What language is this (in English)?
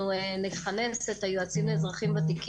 Hebrew